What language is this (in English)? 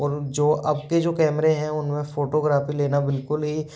Hindi